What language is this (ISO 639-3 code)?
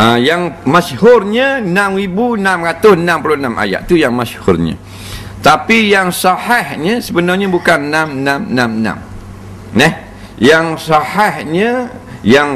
msa